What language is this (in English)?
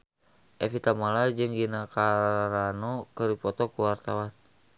Sundanese